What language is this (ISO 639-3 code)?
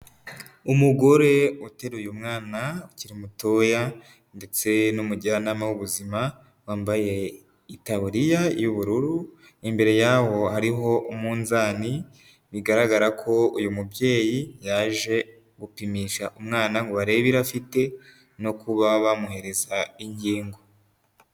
kin